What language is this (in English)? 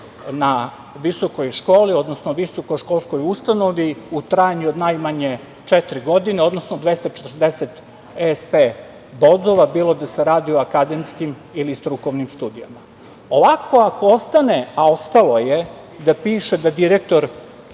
Serbian